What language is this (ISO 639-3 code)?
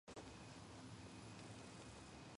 kat